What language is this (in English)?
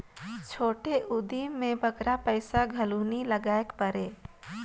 Chhattisgarhi